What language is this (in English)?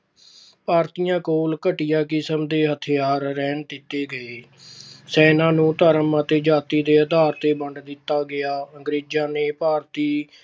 Punjabi